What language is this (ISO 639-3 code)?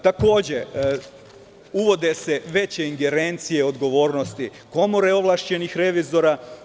srp